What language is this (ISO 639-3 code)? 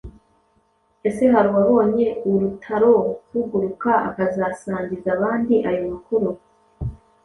kin